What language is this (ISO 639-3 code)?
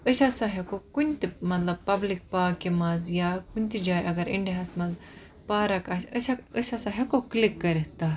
kas